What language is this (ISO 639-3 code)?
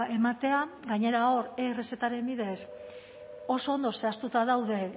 eus